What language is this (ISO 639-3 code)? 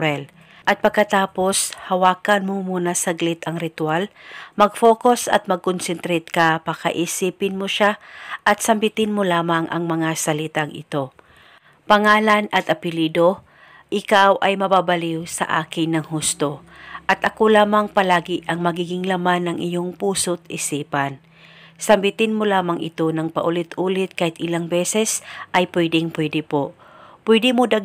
fil